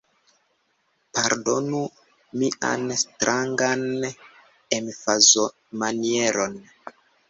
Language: Esperanto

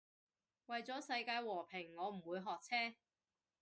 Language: Cantonese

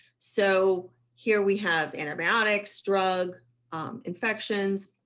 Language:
English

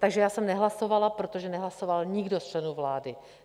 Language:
Czech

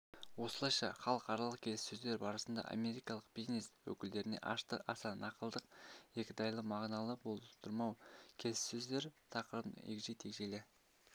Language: Kazakh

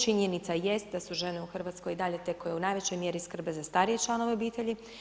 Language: Croatian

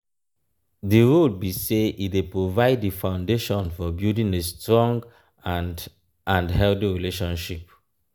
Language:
Nigerian Pidgin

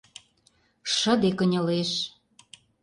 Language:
Mari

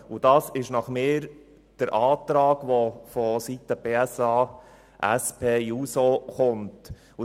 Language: Swiss German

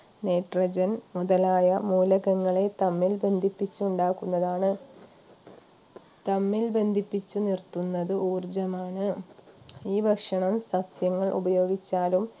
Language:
Malayalam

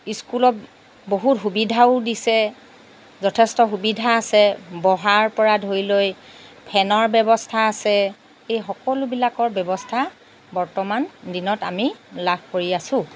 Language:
Assamese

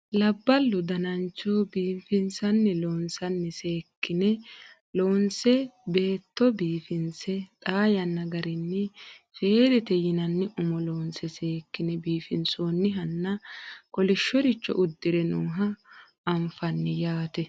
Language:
Sidamo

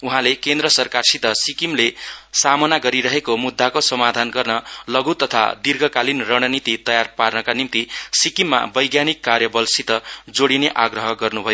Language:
Nepali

